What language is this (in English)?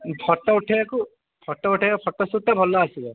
Odia